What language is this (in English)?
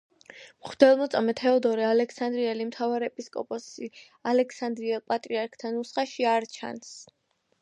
Georgian